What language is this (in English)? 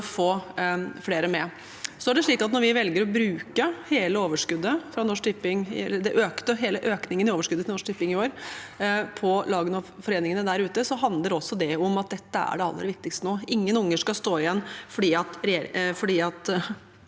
Norwegian